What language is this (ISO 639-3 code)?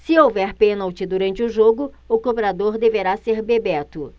por